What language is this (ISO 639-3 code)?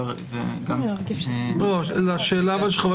heb